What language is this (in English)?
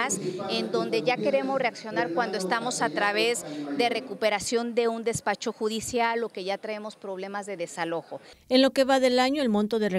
Spanish